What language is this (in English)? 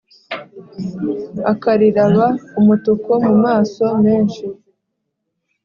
Kinyarwanda